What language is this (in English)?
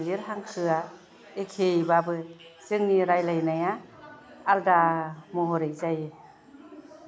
Bodo